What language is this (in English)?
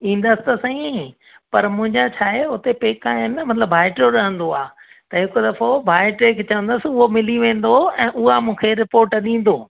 Sindhi